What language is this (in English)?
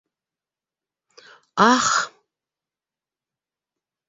Bashkir